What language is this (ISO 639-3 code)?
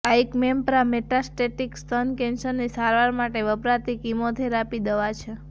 guj